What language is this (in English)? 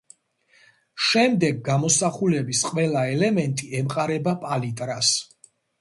Georgian